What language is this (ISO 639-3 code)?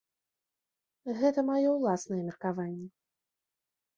bel